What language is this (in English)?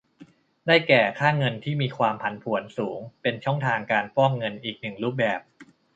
Thai